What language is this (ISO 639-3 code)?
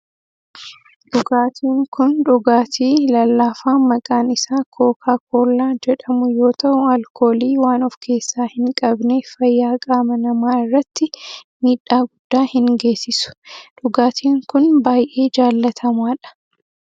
orm